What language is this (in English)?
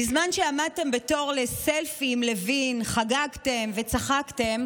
Hebrew